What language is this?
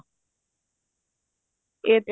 Punjabi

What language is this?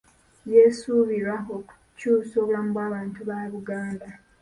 Ganda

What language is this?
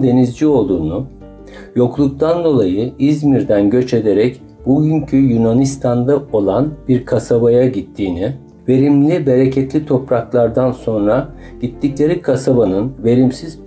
Turkish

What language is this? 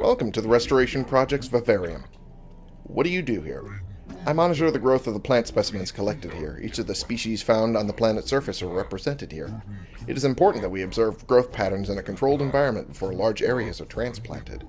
English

